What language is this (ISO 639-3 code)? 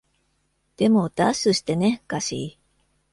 jpn